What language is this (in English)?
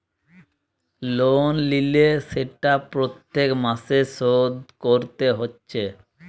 Bangla